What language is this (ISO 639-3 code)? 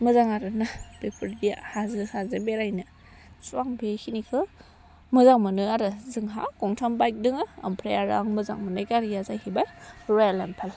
brx